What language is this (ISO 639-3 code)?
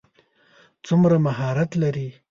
pus